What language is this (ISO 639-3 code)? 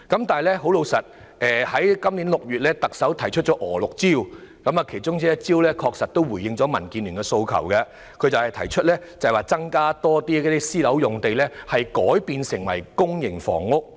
yue